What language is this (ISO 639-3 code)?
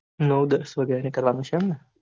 guj